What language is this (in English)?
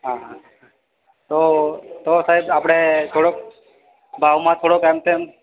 Gujarati